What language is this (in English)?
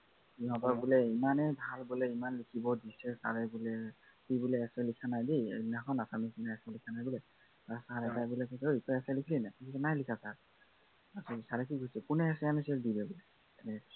Assamese